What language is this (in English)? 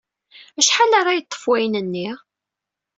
Kabyle